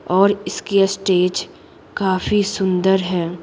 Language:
Hindi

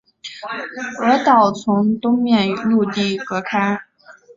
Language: Chinese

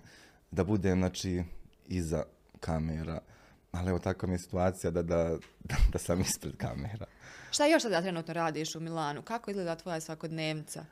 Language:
Croatian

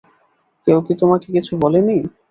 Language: Bangla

